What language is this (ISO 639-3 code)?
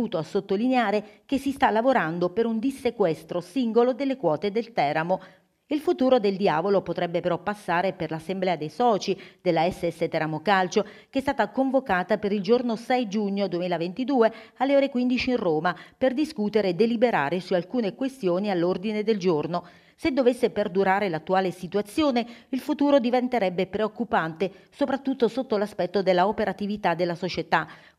ita